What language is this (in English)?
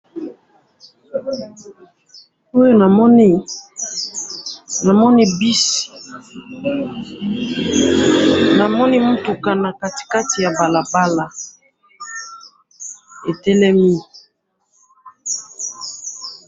Lingala